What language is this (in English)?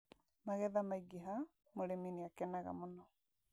Kikuyu